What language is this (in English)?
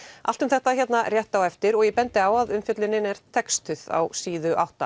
Icelandic